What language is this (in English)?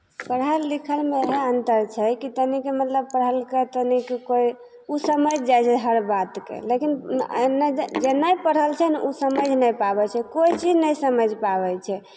Maithili